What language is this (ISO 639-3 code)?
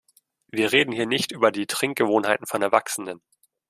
deu